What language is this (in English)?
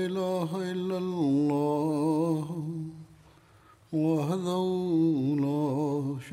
Bulgarian